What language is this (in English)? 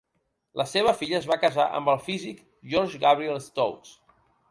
Catalan